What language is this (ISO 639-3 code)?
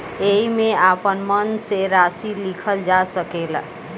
bho